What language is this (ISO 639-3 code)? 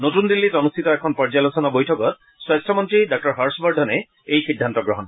asm